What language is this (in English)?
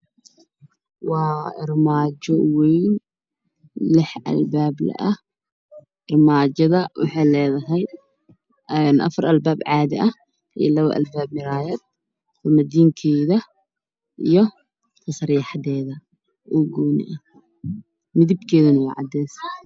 Somali